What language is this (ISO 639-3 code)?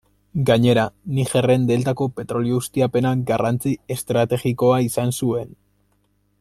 eus